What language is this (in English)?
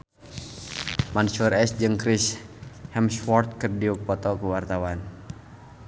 Sundanese